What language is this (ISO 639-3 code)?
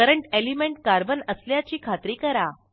mar